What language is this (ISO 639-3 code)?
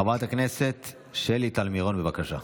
heb